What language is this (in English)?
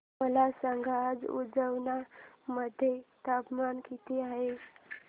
Marathi